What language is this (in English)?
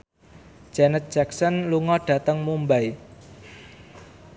Javanese